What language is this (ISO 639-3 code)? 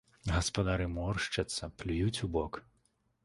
bel